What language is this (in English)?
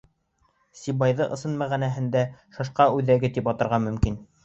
Bashkir